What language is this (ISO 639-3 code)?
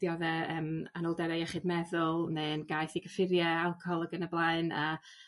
cym